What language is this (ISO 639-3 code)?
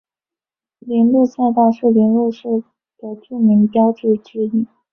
zho